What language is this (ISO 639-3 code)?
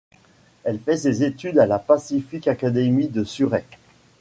fra